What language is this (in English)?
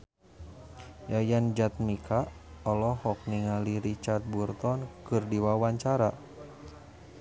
Sundanese